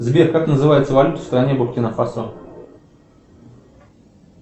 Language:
Russian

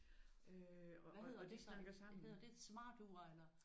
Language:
Danish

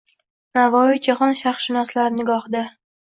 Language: Uzbek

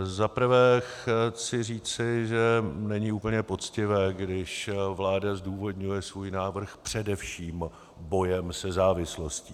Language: Czech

